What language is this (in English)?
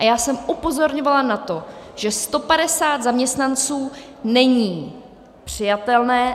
Czech